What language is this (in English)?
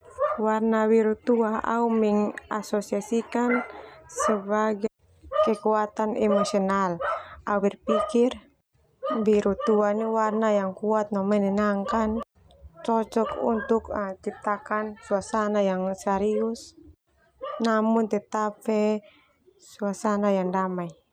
Termanu